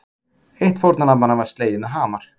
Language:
Icelandic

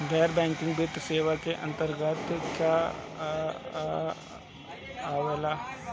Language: Bhojpuri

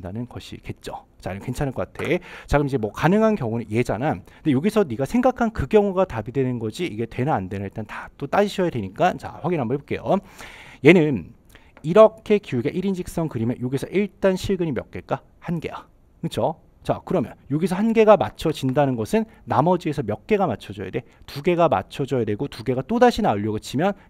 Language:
Korean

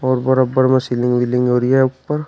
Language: Hindi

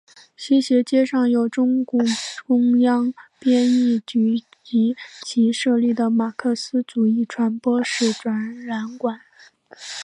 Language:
Chinese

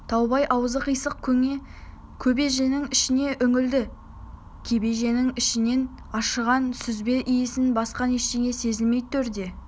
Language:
Kazakh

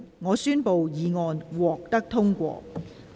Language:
Cantonese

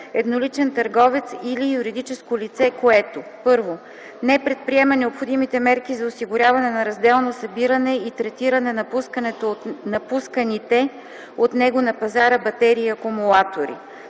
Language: Bulgarian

